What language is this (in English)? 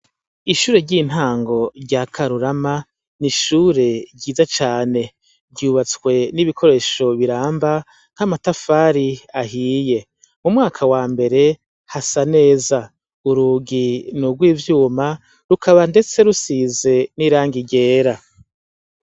Rundi